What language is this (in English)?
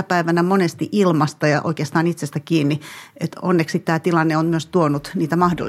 Finnish